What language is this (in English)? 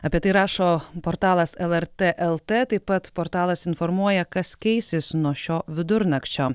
Lithuanian